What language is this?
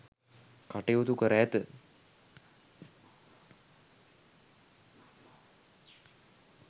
Sinhala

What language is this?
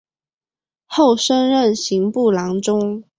Chinese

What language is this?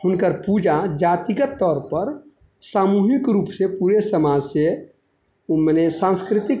Maithili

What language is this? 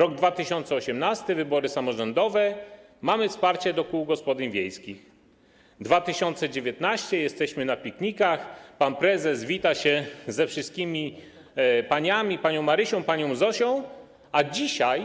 Polish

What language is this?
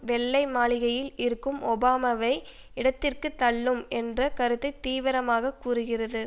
Tamil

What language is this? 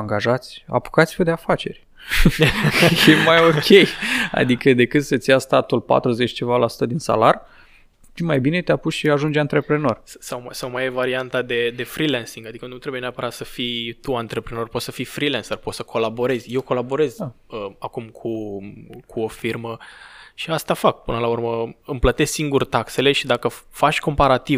Romanian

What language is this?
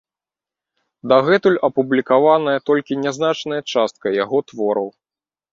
Belarusian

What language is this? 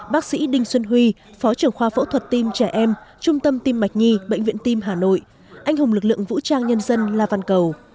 Vietnamese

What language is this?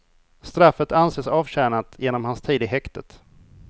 Swedish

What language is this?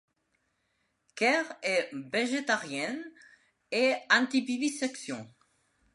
French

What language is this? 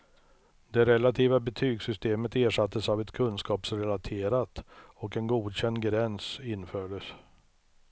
Swedish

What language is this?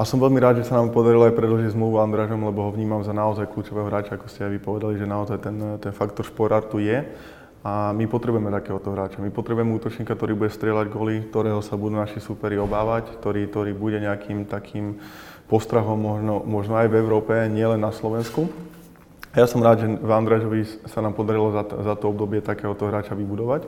Slovak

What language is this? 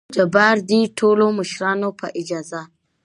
Pashto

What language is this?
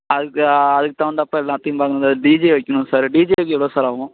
Tamil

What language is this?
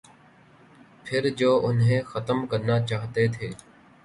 Urdu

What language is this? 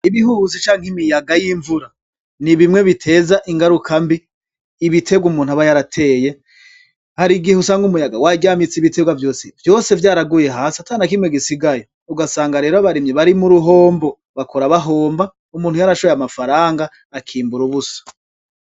Rundi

